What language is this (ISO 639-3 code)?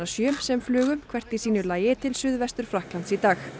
isl